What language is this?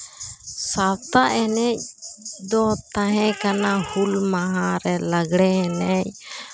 Santali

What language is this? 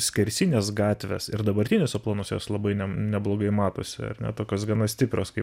Lithuanian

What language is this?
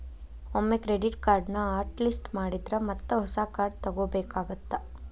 Kannada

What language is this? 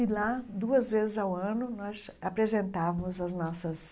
Portuguese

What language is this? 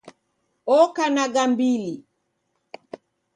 Taita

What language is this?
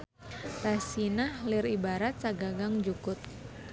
Sundanese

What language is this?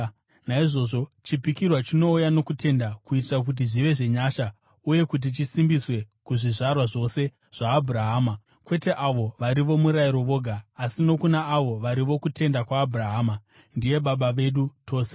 Shona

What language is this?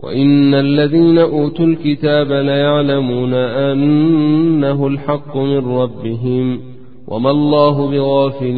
Arabic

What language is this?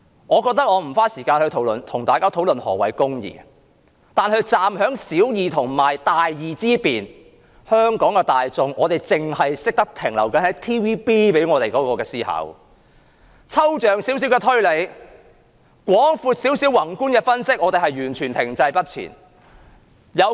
Cantonese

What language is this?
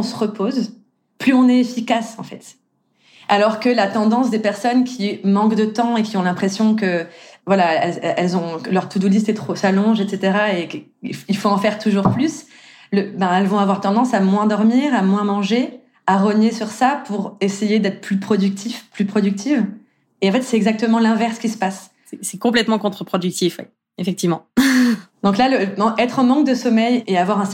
French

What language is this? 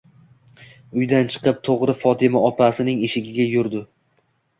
Uzbek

